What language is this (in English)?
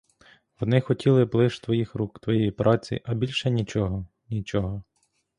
Ukrainian